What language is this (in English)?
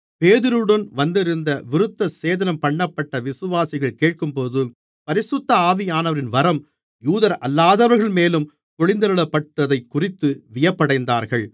Tamil